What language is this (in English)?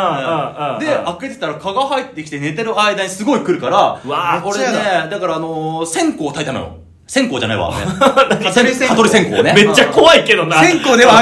Japanese